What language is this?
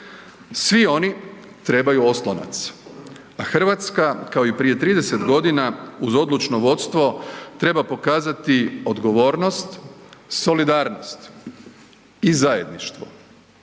Croatian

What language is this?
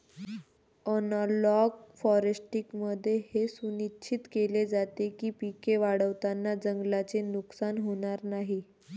Marathi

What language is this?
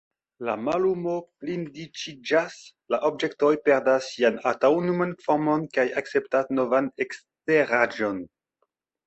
Esperanto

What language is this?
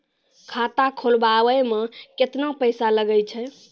Maithili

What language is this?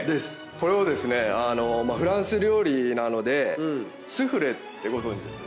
Japanese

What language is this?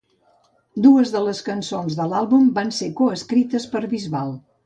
Catalan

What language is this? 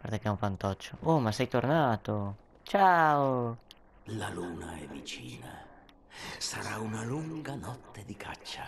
Italian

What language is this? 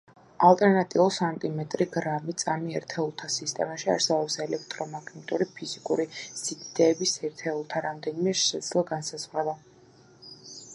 Georgian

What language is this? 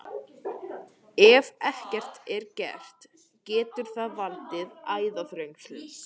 Icelandic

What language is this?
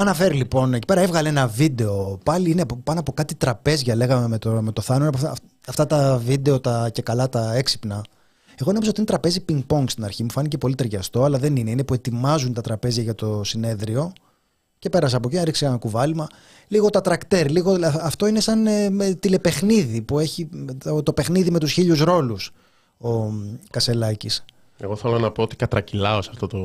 Greek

